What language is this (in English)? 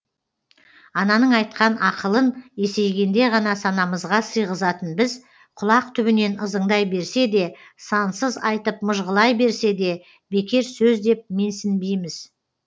Kazakh